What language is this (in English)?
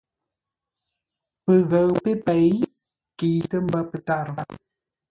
Ngombale